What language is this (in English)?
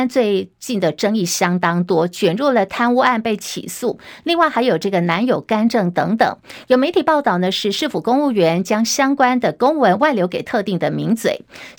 Chinese